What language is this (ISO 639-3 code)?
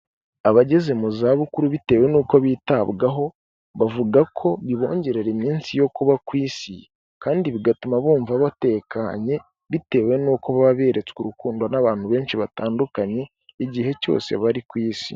kin